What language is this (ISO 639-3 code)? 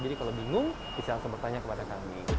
ind